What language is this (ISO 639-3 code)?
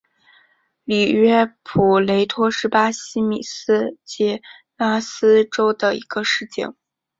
zho